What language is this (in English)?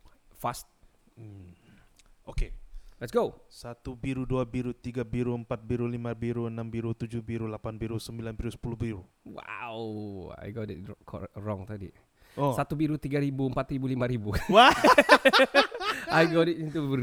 Malay